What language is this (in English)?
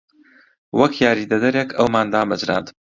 Central Kurdish